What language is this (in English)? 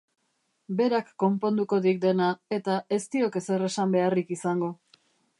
Basque